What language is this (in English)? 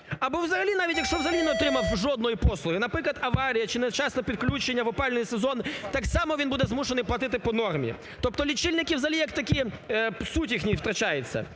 Ukrainian